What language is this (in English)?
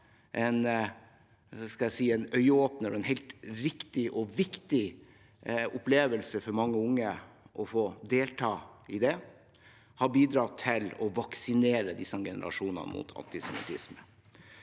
Norwegian